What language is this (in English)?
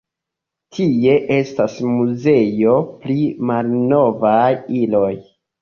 Esperanto